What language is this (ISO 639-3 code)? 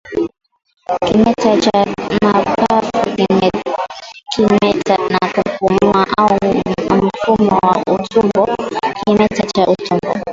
swa